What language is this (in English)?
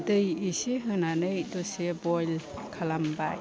Bodo